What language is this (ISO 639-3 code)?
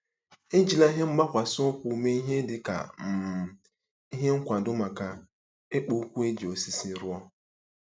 ibo